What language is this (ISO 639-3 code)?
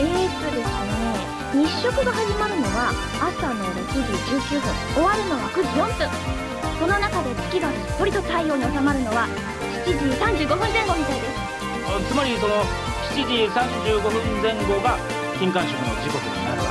jpn